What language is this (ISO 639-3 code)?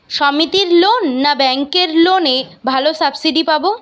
ben